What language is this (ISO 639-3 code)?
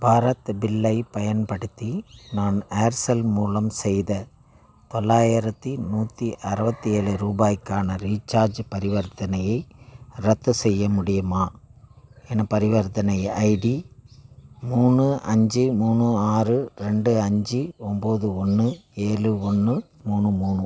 tam